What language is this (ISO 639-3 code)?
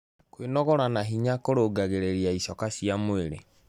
kik